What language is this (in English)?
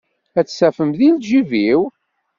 Kabyle